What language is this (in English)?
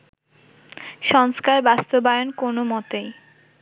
Bangla